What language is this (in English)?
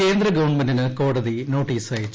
Malayalam